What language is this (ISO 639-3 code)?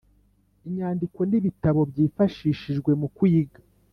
kin